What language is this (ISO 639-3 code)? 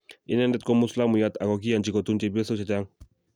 kln